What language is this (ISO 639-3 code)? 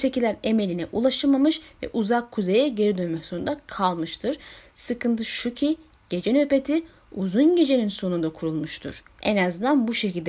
tur